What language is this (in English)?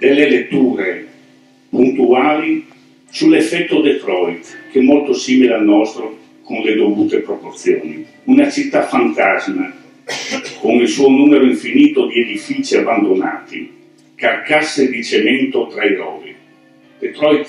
Italian